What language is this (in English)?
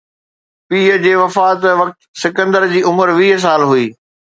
Sindhi